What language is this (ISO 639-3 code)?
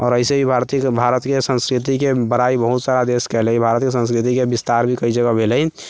mai